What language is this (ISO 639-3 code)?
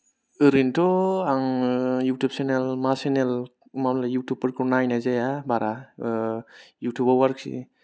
brx